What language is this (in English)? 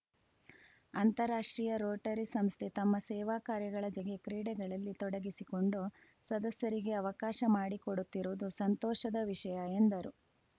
Kannada